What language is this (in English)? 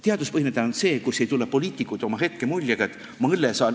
Estonian